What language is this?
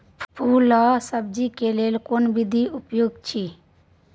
Maithili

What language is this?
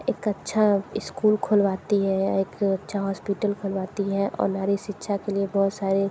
Hindi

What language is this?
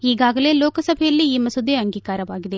Kannada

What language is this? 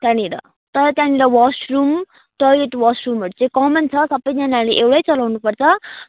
Nepali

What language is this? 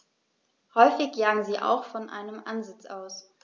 German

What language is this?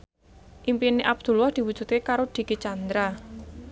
Javanese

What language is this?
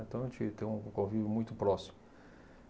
Portuguese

